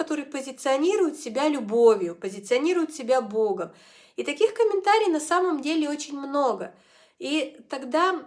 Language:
Russian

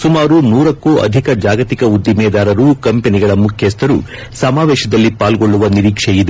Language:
Kannada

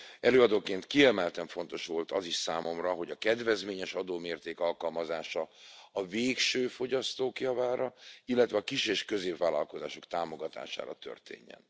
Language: Hungarian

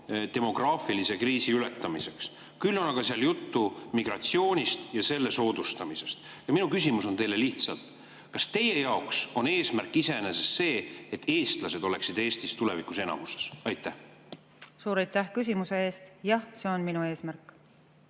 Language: Estonian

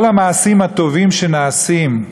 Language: Hebrew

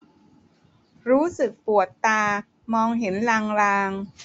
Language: Thai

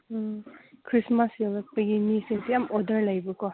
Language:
Manipuri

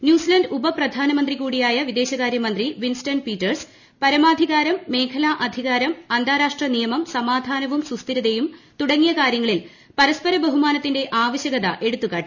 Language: Malayalam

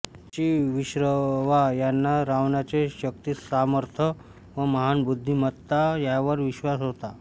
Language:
Marathi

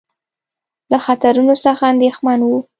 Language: Pashto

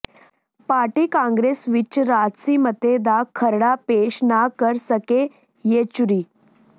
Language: Punjabi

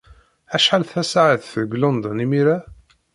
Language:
Kabyle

